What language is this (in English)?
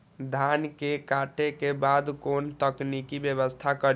Maithili